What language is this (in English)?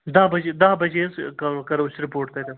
Kashmiri